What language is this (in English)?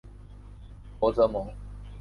Chinese